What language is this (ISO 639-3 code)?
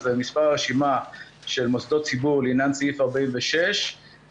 heb